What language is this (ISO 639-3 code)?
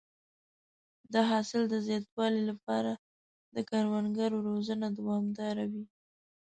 pus